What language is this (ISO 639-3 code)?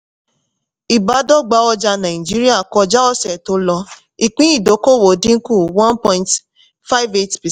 yor